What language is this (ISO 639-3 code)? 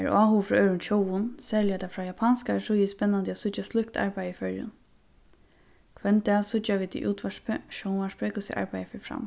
fao